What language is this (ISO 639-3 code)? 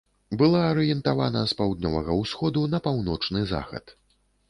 bel